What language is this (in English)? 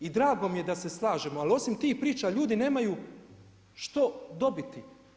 Croatian